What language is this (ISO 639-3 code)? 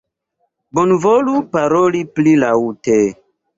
epo